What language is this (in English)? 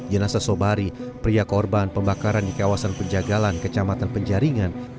Indonesian